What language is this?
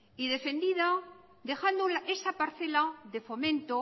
Spanish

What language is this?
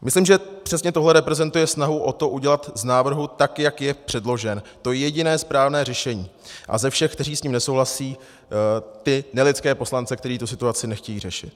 Czech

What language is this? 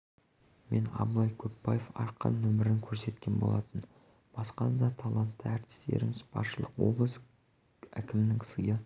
Kazakh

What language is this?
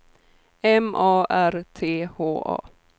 Swedish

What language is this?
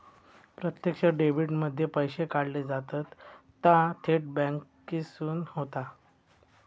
Marathi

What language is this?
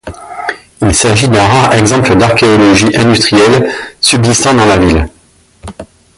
French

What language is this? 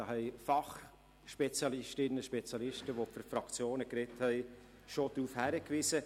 Swiss German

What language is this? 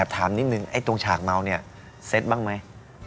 Thai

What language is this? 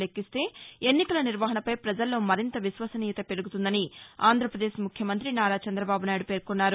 Telugu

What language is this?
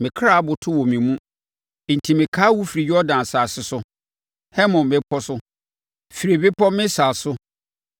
Akan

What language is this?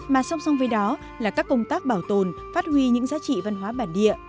Vietnamese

